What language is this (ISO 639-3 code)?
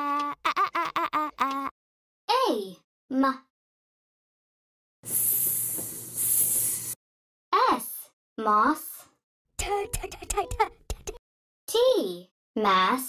eng